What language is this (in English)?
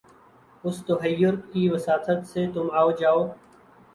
Urdu